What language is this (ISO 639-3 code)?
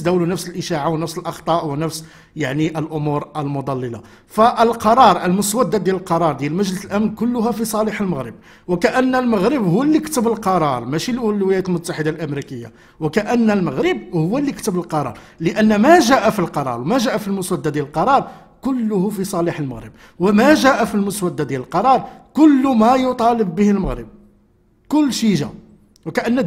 ara